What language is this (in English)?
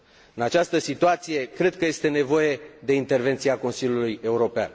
Romanian